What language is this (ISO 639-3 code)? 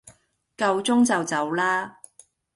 yue